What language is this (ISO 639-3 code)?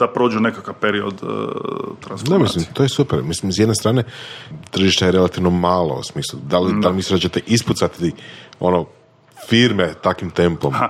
hrv